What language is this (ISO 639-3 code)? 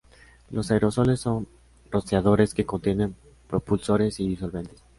spa